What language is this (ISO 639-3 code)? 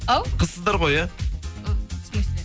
kaz